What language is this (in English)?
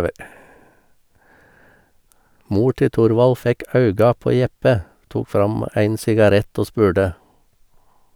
Norwegian